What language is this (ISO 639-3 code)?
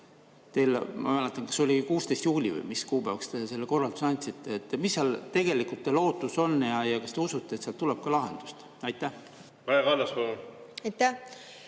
est